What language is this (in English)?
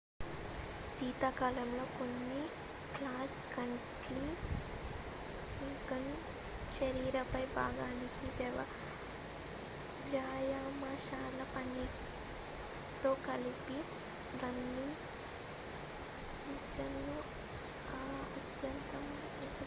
Telugu